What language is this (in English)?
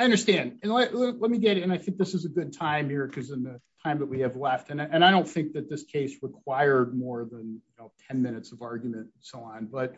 English